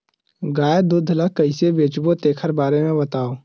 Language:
Chhattisgarhi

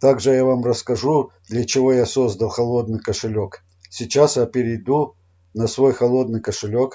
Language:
Russian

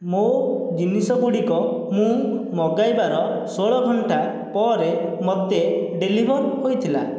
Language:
Odia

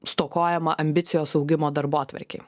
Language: Lithuanian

